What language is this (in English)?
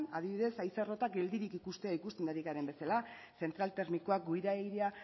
Basque